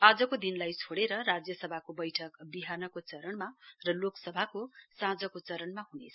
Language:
Nepali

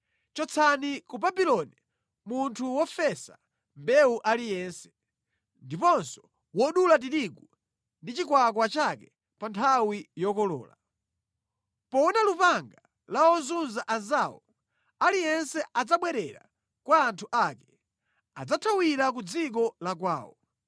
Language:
Nyanja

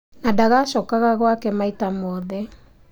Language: Kikuyu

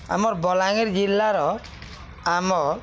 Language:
Odia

